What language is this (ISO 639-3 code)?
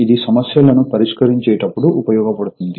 tel